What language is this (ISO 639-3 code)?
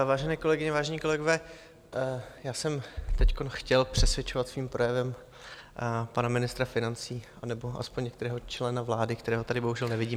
ces